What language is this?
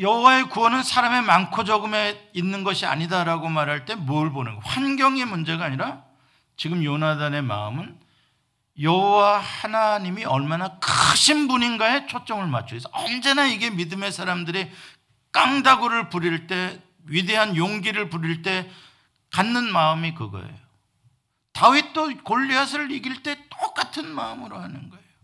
Korean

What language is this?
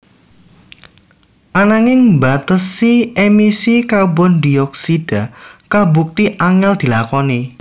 Javanese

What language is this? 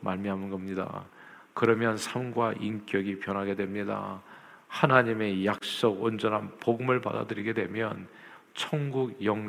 Korean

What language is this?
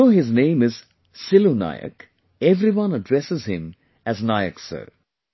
English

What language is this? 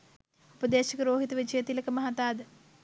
Sinhala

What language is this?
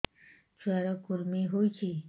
Odia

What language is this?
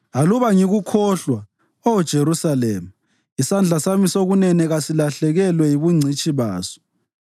North Ndebele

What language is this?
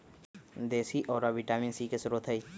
Magahi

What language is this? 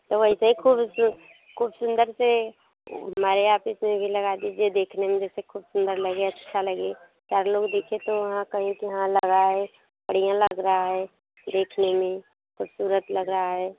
Hindi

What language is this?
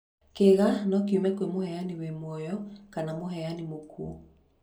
Kikuyu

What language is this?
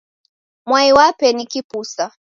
Taita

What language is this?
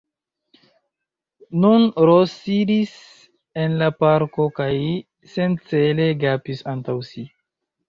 Esperanto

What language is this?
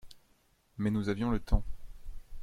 French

